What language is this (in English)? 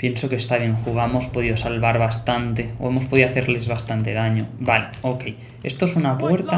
Spanish